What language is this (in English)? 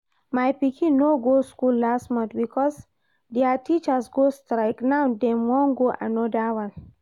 Nigerian Pidgin